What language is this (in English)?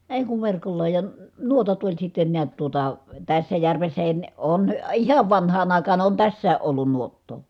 Finnish